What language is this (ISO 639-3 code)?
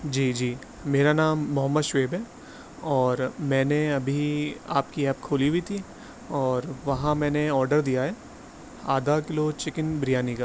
urd